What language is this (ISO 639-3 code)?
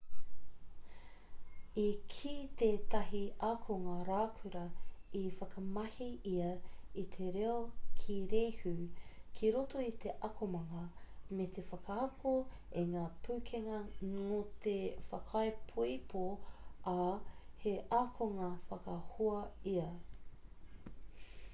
mri